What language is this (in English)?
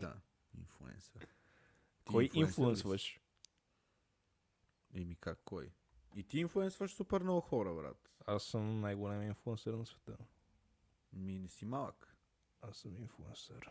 Bulgarian